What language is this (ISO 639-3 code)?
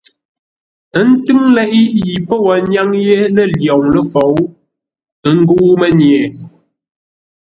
nla